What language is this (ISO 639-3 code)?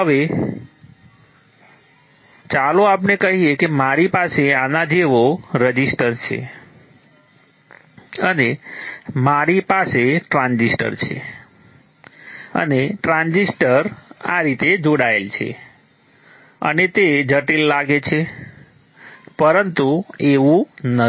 guj